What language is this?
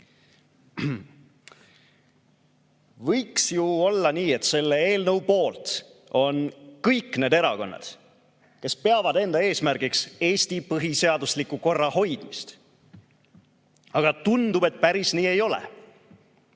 Estonian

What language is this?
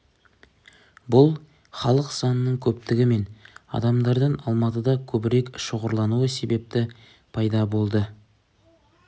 Kazakh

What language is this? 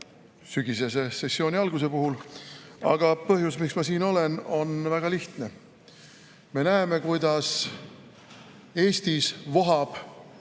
Estonian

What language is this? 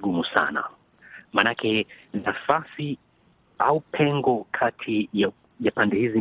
Swahili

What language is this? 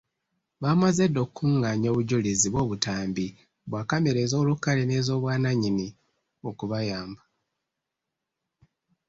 Ganda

